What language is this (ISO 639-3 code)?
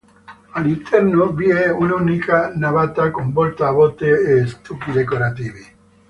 ita